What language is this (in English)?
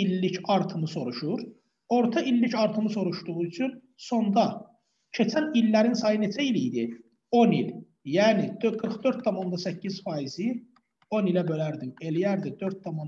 Turkish